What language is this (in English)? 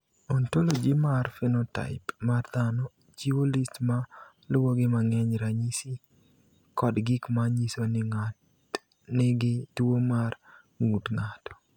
Luo (Kenya and Tanzania)